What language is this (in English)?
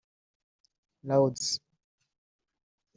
Kinyarwanda